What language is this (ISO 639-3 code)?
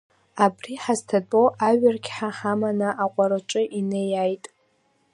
abk